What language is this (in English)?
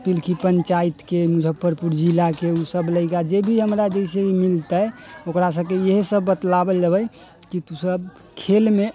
Maithili